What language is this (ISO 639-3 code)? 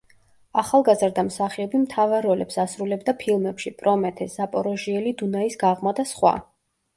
kat